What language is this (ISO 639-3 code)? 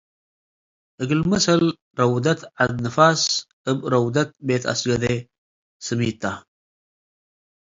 tig